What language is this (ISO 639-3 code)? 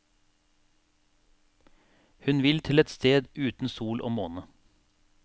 nor